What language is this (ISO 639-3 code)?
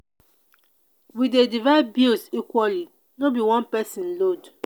pcm